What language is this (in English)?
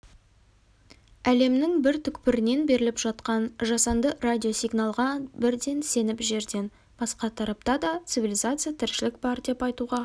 Kazakh